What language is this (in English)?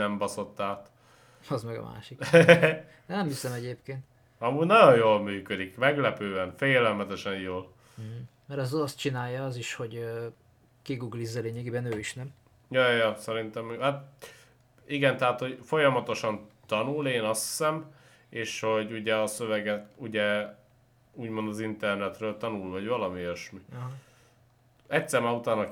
Hungarian